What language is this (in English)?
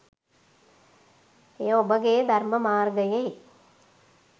Sinhala